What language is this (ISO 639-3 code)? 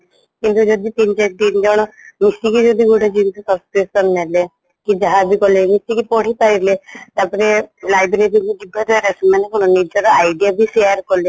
ori